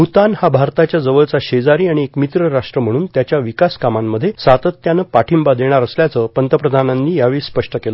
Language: Marathi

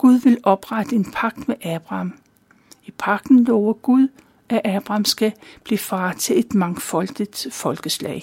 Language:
Danish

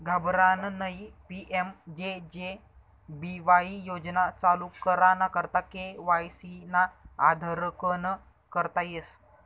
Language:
Marathi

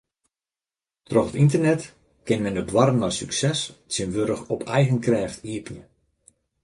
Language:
Western Frisian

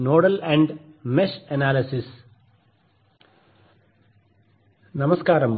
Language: Telugu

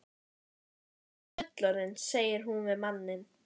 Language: Icelandic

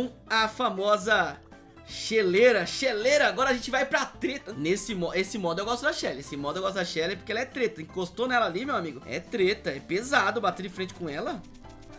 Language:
Portuguese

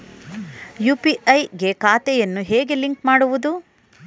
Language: Kannada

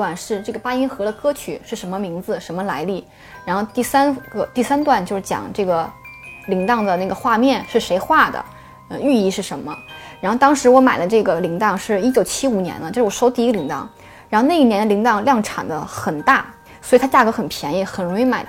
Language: Chinese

